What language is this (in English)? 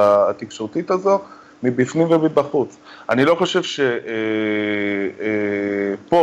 Hebrew